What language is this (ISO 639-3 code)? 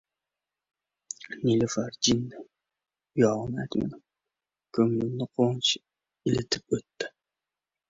uzb